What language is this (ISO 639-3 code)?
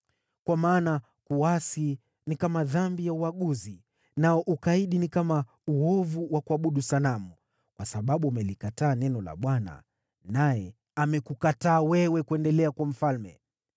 swa